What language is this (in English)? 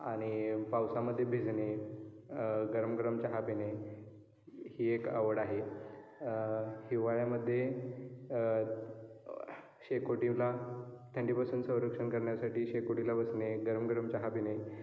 Marathi